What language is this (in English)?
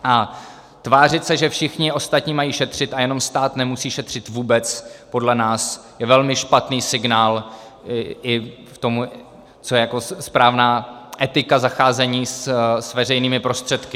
Czech